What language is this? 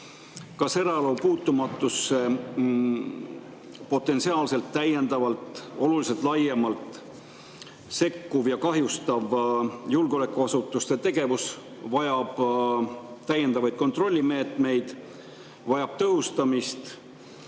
Estonian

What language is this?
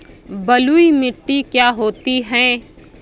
Hindi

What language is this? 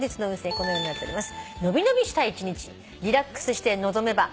Japanese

